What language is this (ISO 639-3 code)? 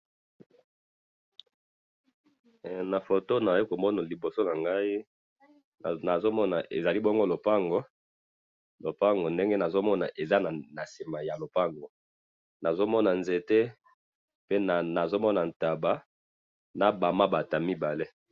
lin